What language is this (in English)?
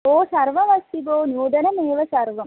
Sanskrit